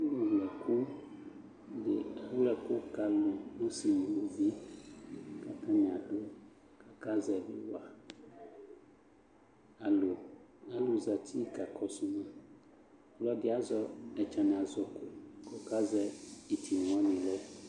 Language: Ikposo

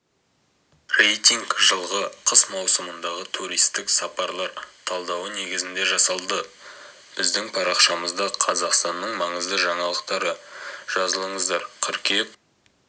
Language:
Kazakh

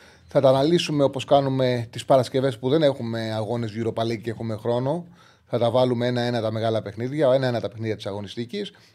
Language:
Greek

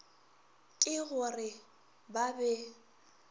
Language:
Northern Sotho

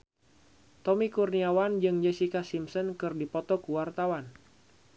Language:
Sundanese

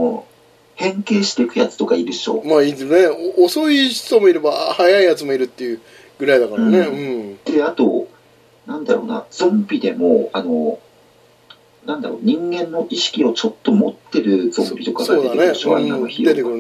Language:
Japanese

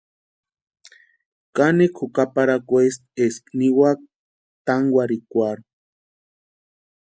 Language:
Western Highland Purepecha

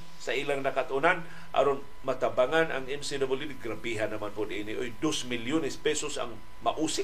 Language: Filipino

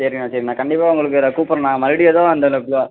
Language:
Tamil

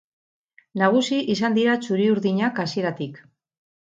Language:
Basque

